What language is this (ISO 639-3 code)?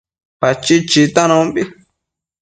mcf